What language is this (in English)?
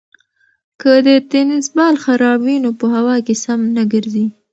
Pashto